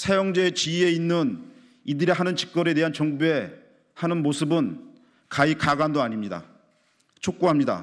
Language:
Korean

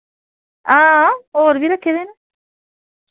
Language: Dogri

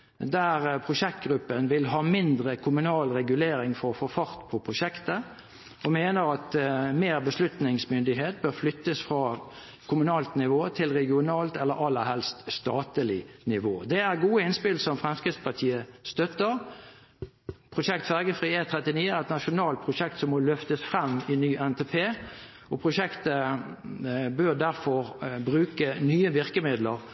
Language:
Norwegian Bokmål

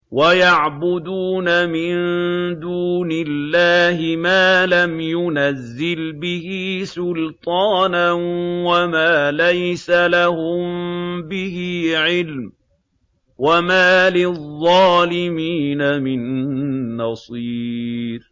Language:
Arabic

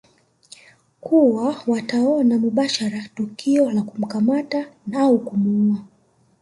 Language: Swahili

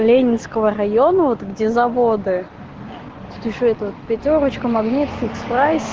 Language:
Russian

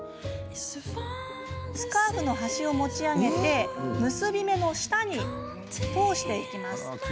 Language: Japanese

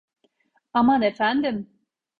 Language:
Turkish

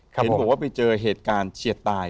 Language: Thai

